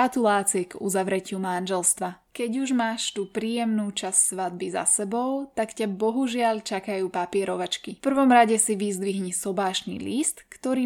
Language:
Slovak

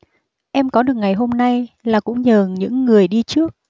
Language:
Vietnamese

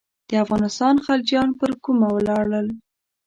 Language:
Pashto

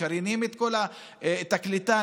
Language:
Hebrew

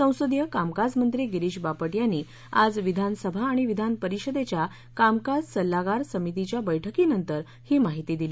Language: Marathi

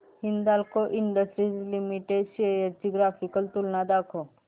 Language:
Marathi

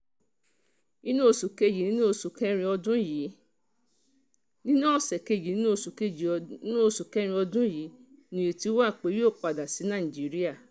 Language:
Yoruba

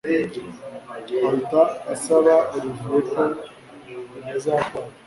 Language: Kinyarwanda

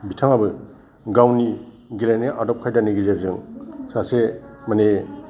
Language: Bodo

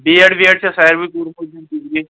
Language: Kashmiri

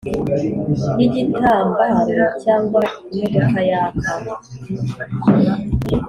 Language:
Kinyarwanda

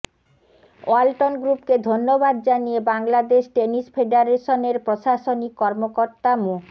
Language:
Bangla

